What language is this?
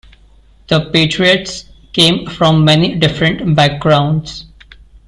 English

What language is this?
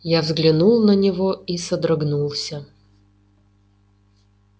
Russian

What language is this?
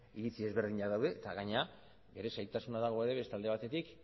Basque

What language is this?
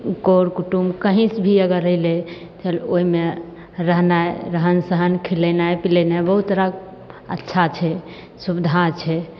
Maithili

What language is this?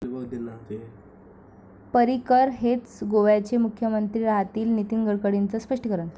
Marathi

